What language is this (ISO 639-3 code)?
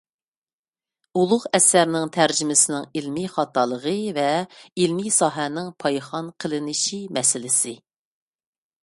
uig